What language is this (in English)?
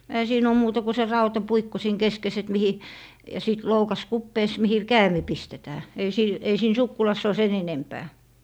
Finnish